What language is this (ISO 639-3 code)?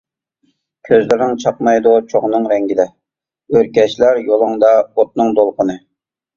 uig